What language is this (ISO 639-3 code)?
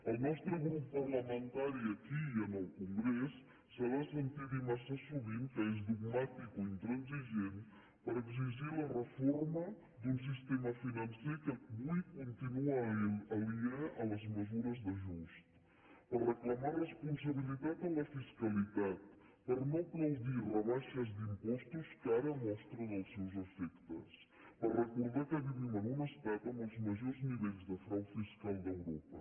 cat